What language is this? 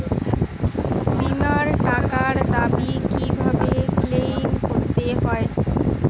Bangla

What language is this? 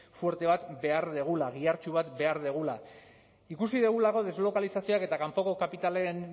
Basque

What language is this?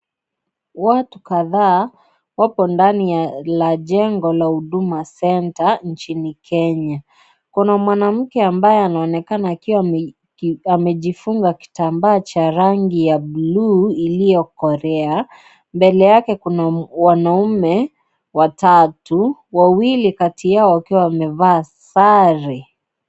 Swahili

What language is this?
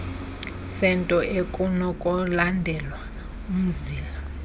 Xhosa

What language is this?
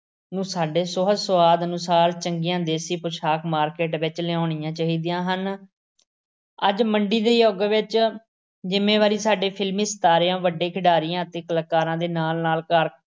Punjabi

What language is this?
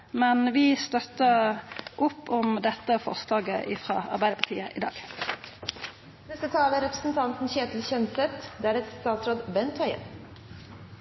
Norwegian Nynorsk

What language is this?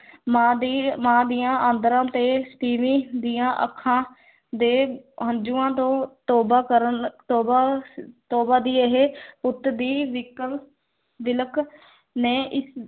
Punjabi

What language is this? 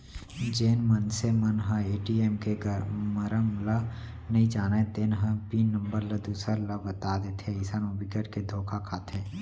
Chhattisgarhi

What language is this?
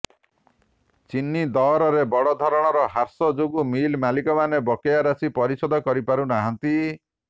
Odia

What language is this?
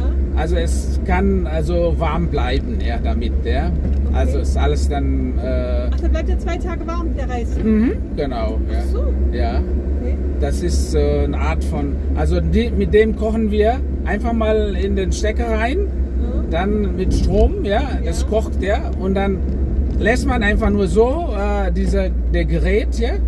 German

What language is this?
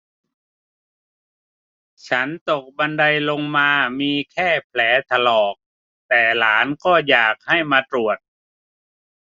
Thai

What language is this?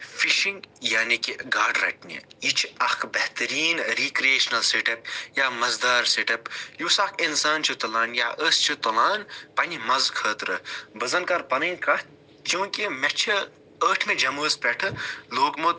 Kashmiri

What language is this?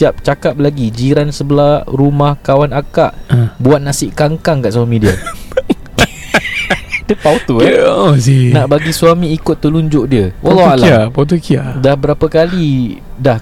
Malay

